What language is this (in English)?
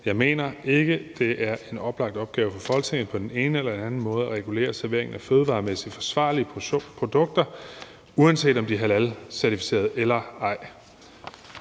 Danish